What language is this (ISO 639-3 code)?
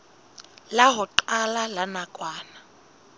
sot